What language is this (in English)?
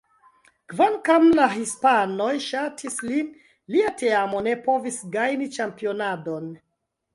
Esperanto